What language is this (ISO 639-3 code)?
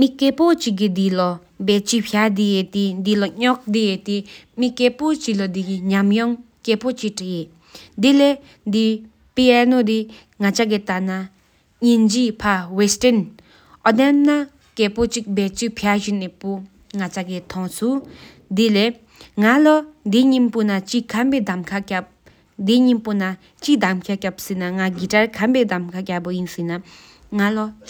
sip